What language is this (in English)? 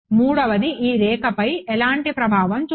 Telugu